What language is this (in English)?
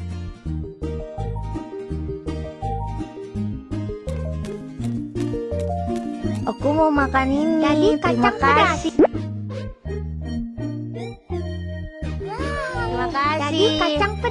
Indonesian